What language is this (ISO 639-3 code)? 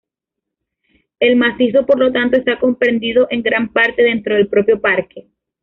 spa